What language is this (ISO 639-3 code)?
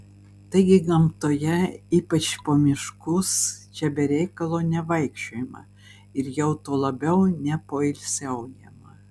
lit